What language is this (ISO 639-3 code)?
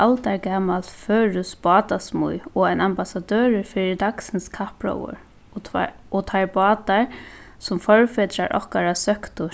fao